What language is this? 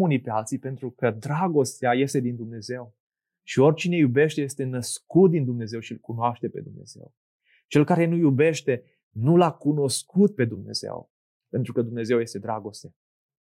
Romanian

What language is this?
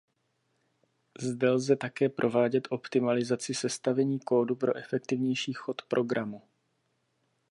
Czech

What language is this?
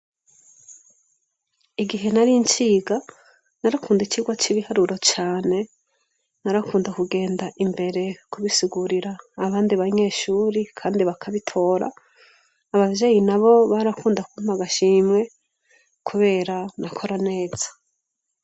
Rundi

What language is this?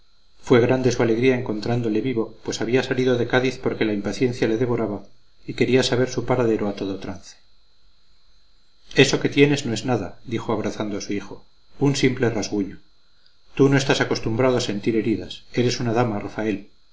Spanish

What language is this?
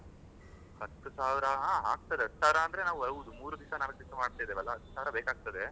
Kannada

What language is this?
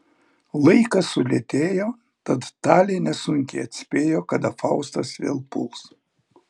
Lithuanian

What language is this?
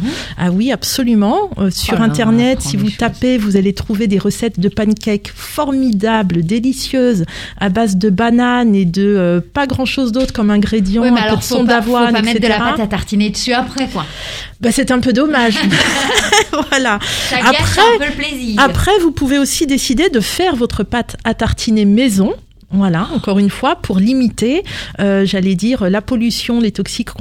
French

